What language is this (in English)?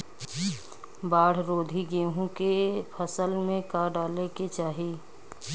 Bhojpuri